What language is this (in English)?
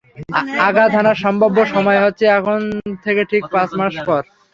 Bangla